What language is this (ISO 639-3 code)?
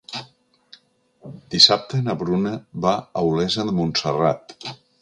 cat